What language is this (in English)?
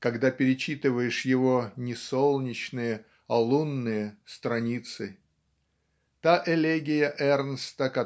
Russian